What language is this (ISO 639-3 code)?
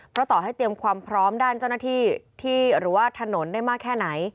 tha